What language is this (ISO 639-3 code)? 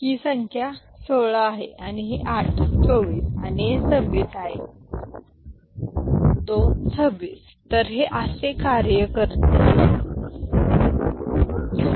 mar